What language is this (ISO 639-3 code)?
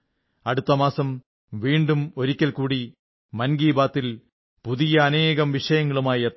mal